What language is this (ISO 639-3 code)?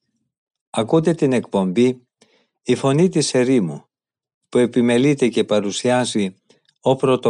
ell